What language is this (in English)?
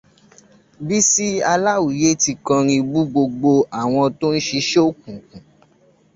Yoruba